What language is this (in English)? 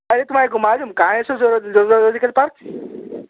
Urdu